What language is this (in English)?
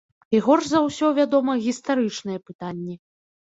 Belarusian